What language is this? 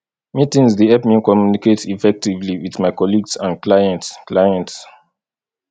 Nigerian Pidgin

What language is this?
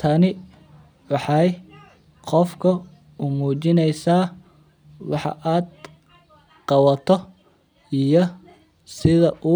Somali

